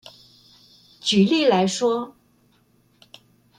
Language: Chinese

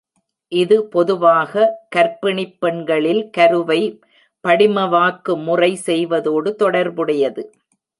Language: Tamil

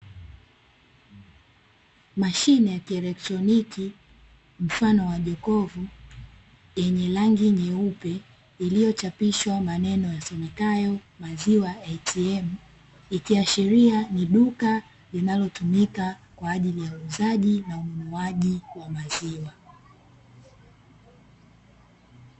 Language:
Swahili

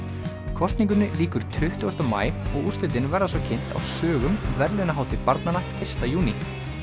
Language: Icelandic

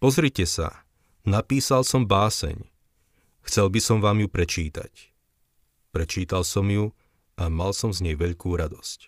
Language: Slovak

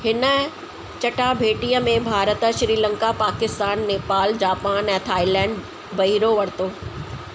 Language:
Sindhi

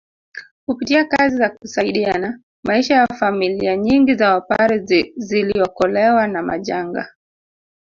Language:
Swahili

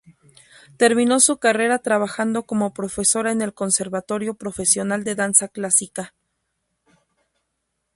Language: Spanish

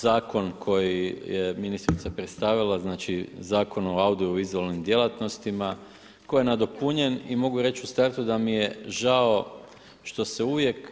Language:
Croatian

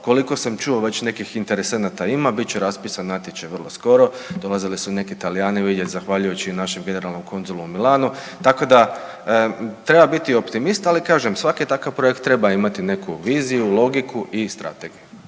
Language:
Croatian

